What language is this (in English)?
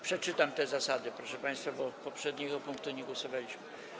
Polish